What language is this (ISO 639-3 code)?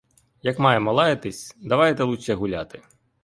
ukr